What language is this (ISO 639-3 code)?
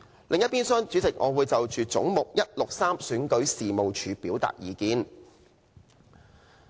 yue